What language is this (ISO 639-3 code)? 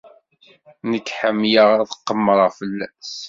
kab